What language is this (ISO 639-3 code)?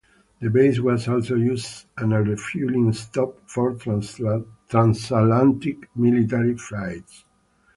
eng